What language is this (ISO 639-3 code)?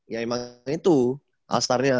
ind